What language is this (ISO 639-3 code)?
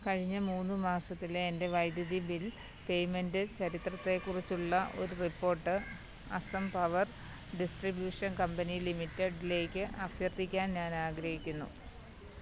mal